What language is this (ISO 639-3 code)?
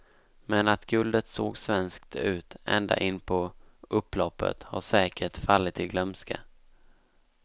swe